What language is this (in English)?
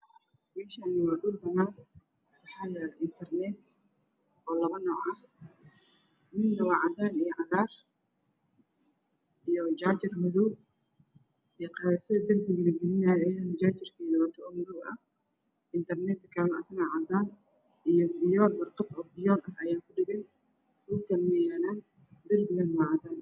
Somali